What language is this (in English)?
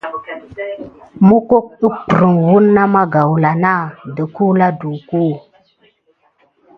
Gidar